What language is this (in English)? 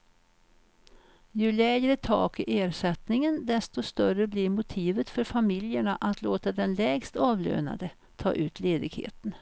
Swedish